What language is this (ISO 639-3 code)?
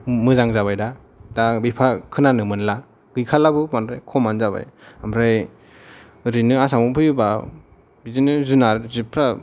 brx